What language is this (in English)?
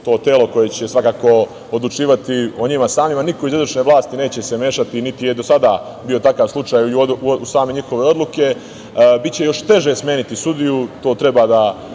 Serbian